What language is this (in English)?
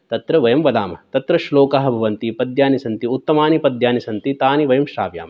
Sanskrit